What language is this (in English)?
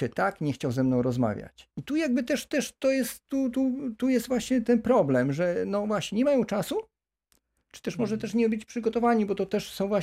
Polish